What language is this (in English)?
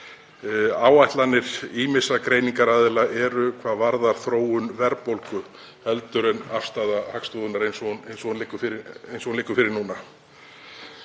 Icelandic